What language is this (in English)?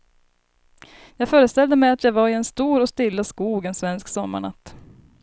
Swedish